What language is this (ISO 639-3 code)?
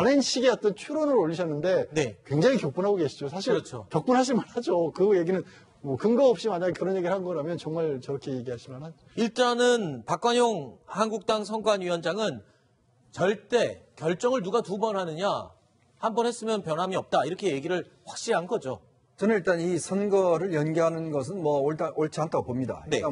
kor